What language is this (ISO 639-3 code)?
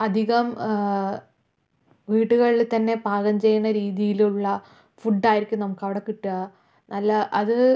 mal